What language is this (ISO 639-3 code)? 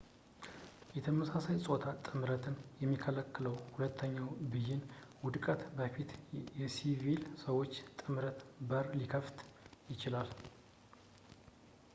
amh